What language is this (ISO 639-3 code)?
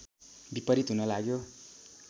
nep